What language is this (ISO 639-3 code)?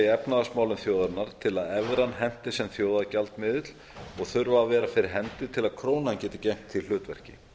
isl